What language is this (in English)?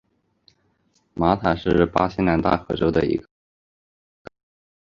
Chinese